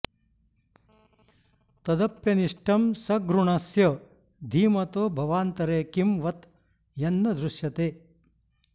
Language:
Sanskrit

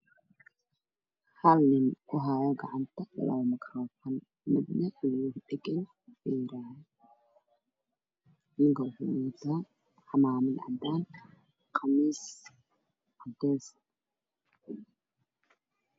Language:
Somali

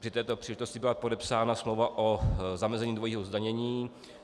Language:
Czech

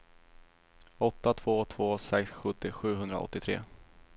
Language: Swedish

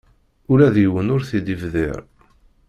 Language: Kabyle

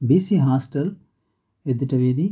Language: Telugu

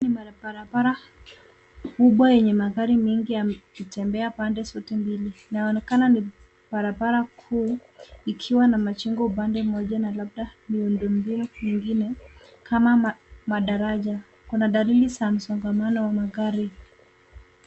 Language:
Swahili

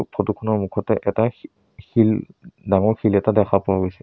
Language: Assamese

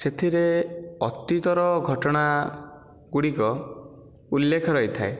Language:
Odia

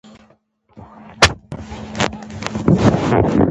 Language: Pashto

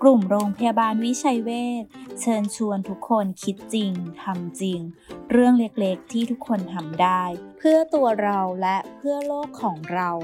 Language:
Thai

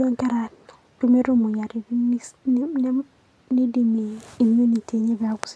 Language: Masai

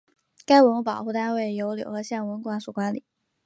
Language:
Chinese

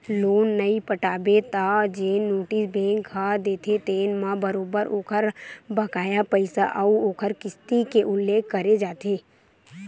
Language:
Chhattisgarhi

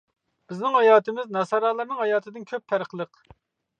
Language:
Uyghur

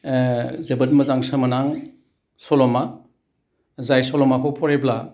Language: Bodo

